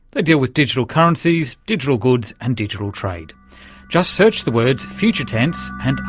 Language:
English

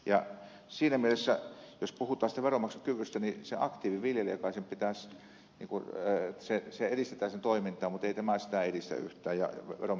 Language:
Finnish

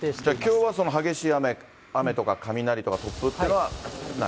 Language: Japanese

